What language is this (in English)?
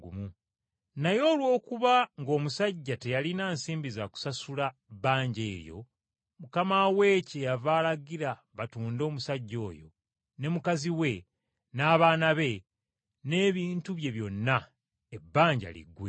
Ganda